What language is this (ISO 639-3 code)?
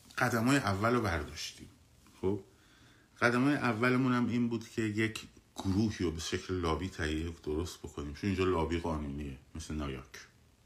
fas